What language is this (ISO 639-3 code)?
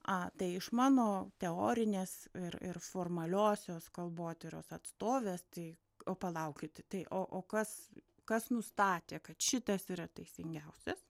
lit